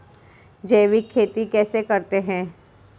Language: Hindi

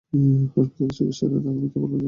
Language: Bangla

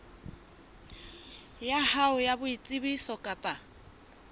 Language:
Southern Sotho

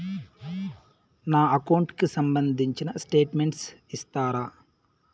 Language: Telugu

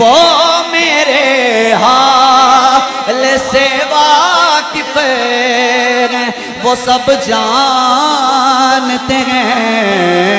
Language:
Hindi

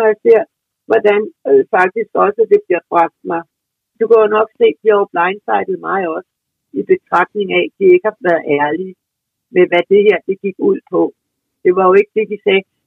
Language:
Danish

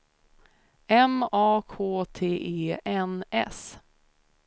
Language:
Swedish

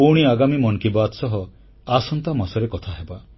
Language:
Odia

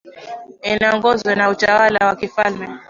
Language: Swahili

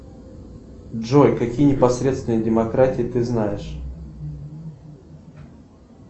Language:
Russian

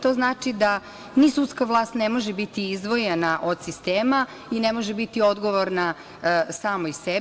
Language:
Serbian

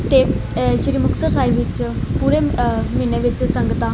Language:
Punjabi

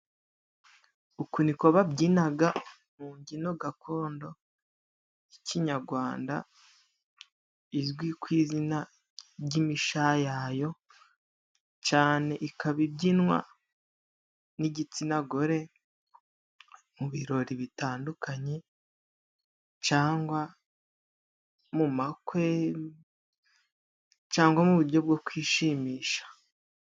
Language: Kinyarwanda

